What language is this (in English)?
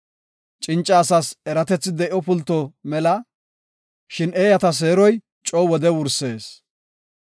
Gofa